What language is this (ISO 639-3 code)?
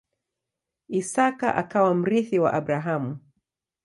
swa